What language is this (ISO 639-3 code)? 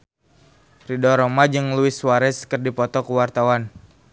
sun